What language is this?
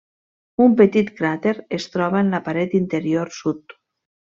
Catalan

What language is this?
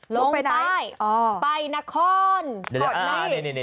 Thai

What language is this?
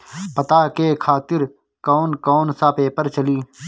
Bhojpuri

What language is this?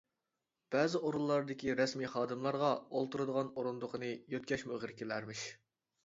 Uyghur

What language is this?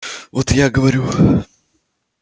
Russian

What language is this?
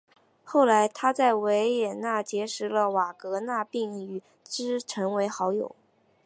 Chinese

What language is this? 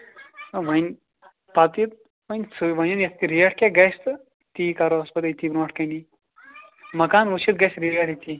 Kashmiri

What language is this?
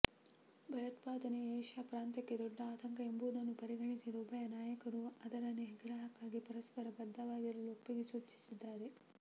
Kannada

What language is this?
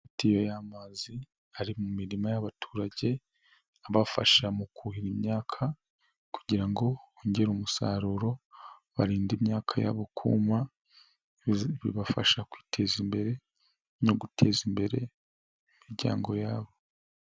Kinyarwanda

